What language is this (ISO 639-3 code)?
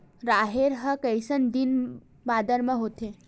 hne